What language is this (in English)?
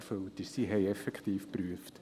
Swiss German